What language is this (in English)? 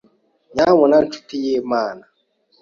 Kinyarwanda